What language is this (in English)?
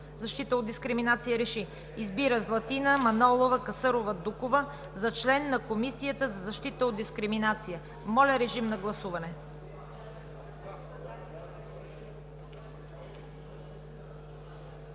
Bulgarian